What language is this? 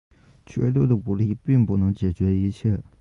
Chinese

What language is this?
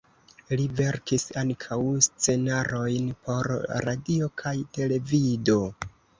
Esperanto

